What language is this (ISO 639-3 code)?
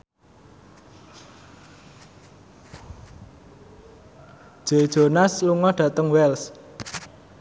jav